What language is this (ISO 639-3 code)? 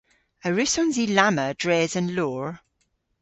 cor